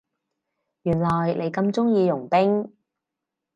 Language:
Cantonese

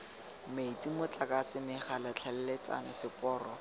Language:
Tswana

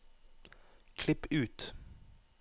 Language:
Norwegian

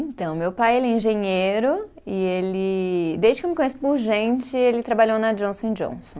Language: Portuguese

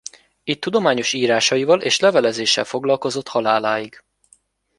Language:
Hungarian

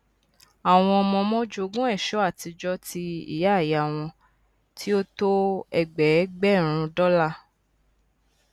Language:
Yoruba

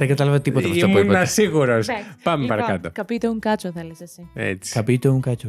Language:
Greek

